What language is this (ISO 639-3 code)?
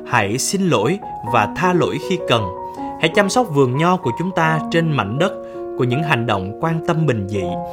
vie